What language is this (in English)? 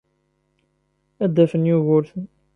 Kabyle